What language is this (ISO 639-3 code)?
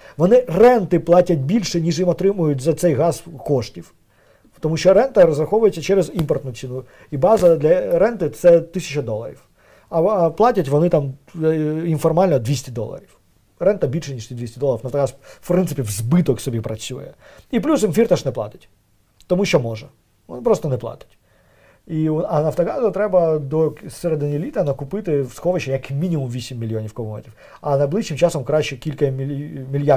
ukr